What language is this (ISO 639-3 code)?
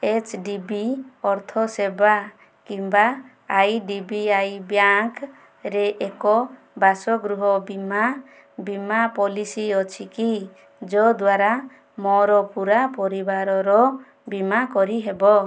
ori